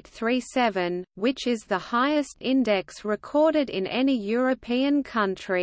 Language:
English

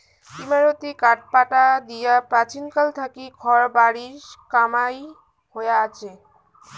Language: Bangla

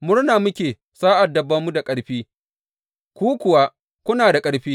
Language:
Hausa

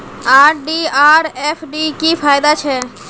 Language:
Magahi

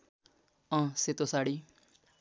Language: Nepali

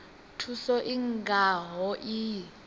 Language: Venda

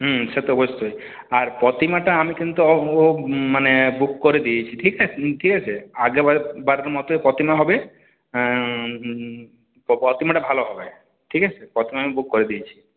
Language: Bangla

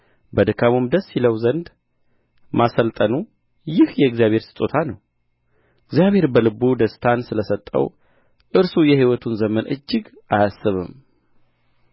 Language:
Amharic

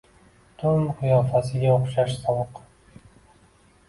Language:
Uzbek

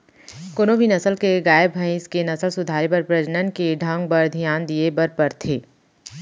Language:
Chhattisgarhi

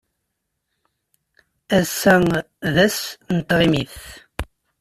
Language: Kabyle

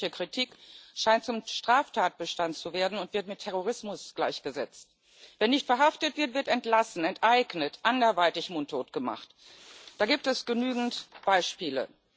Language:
German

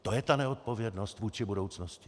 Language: Czech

